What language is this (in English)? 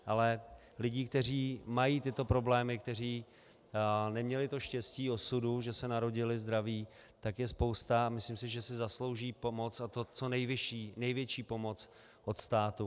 Czech